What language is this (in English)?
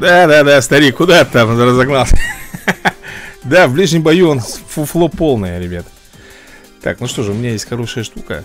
Russian